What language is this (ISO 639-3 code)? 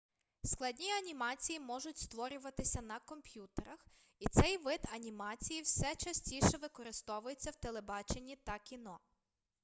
ukr